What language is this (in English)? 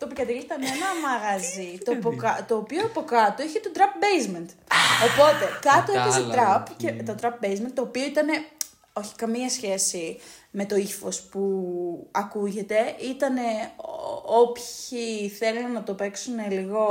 Greek